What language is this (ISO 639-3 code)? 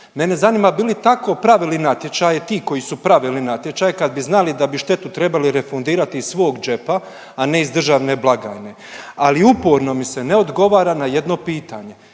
hrv